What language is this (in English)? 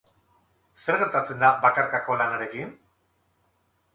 Basque